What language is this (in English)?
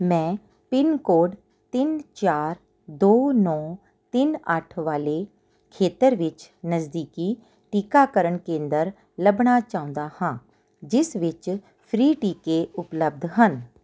Punjabi